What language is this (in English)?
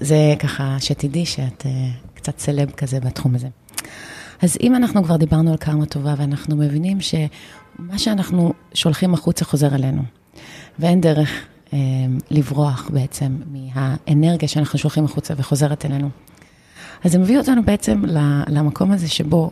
Hebrew